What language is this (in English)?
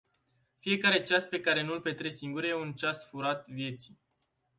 Romanian